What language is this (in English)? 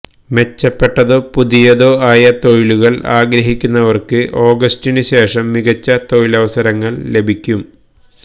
Malayalam